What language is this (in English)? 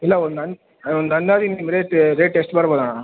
Kannada